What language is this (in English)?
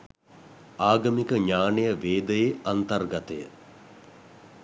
Sinhala